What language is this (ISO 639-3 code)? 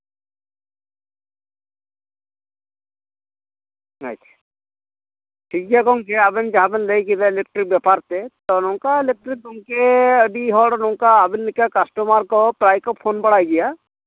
sat